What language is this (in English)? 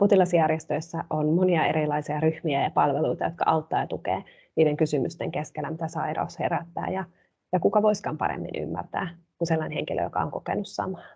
Finnish